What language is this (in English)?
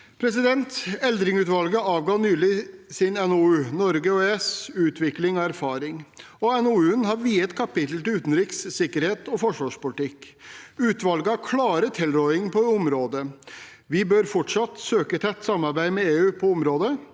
Norwegian